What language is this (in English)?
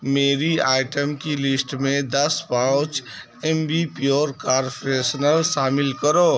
Urdu